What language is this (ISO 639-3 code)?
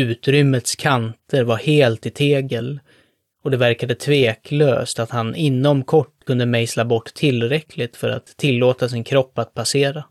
swe